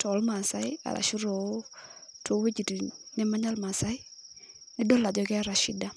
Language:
Masai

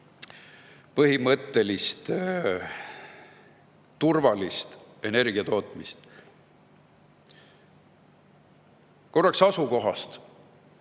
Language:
Estonian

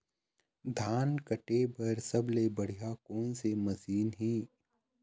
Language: Chhattisgarhi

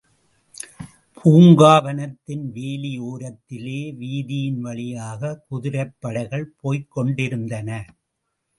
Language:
Tamil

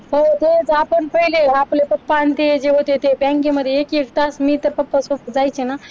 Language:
Marathi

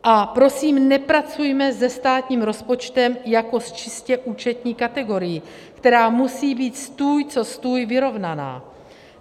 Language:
Czech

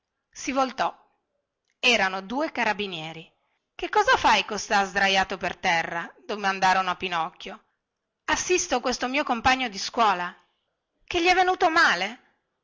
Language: Italian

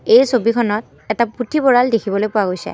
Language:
Assamese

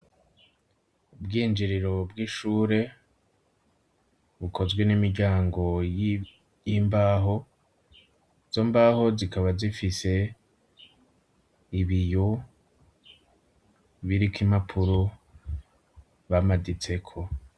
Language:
Rundi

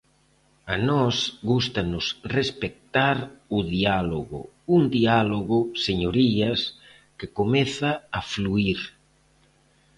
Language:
Galician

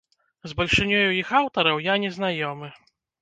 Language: Belarusian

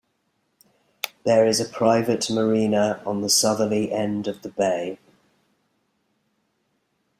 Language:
English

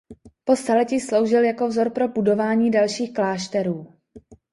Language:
Czech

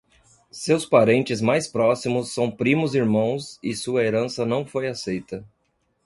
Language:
Portuguese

